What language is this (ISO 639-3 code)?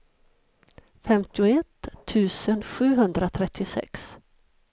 swe